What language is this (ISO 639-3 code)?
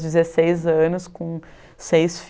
por